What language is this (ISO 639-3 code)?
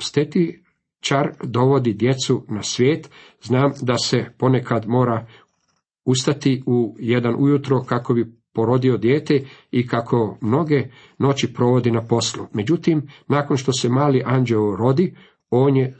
hrv